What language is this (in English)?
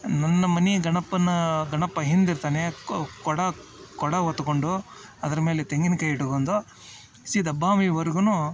Kannada